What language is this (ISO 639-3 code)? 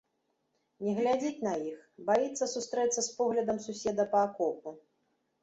bel